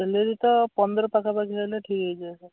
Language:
Odia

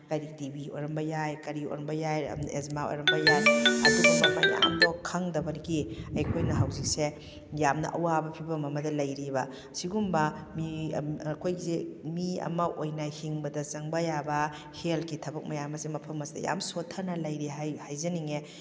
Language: Manipuri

